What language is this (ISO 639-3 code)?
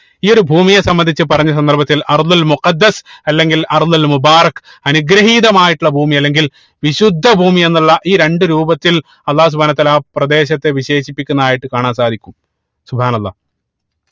mal